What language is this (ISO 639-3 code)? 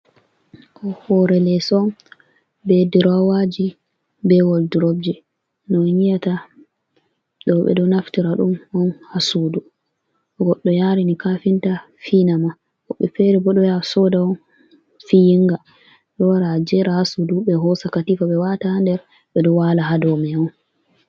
ful